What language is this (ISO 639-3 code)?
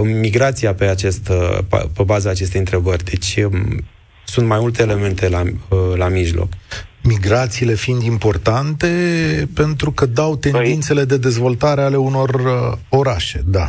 ron